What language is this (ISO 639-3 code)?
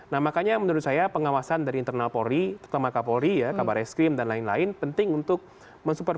ind